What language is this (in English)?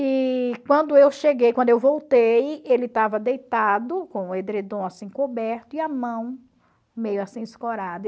Portuguese